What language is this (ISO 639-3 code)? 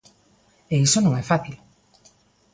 glg